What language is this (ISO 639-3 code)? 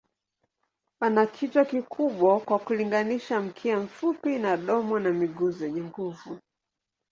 swa